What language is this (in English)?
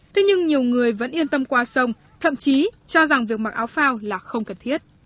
Vietnamese